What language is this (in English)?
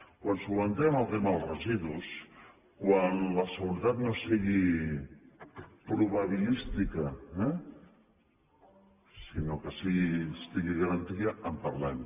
Catalan